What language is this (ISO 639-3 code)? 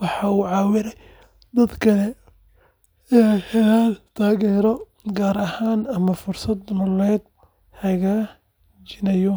som